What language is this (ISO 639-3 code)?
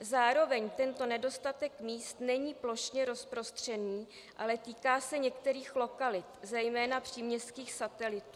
ces